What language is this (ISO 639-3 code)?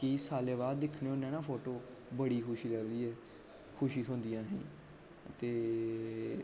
doi